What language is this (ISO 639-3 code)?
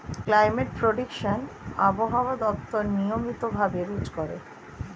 ben